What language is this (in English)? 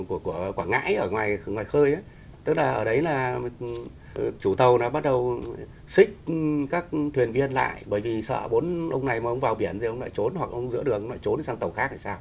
Vietnamese